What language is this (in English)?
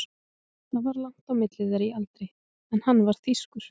Icelandic